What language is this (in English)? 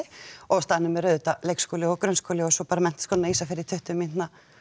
Icelandic